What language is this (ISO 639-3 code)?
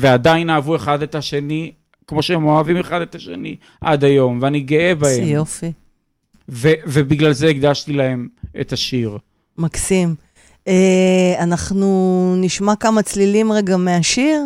heb